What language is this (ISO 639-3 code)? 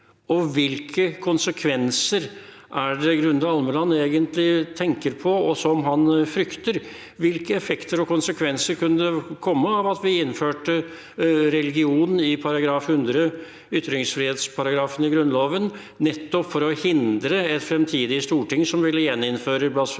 nor